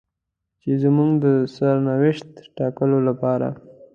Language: Pashto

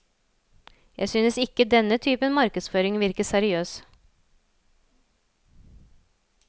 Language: Norwegian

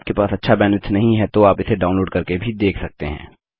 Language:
Hindi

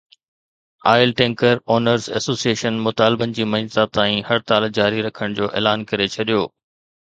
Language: Sindhi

